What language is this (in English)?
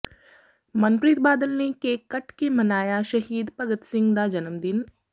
Punjabi